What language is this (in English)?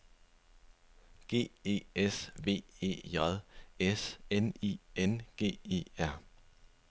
Danish